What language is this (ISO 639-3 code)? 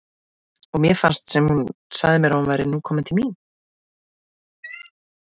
isl